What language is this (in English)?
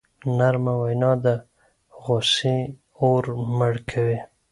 Pashto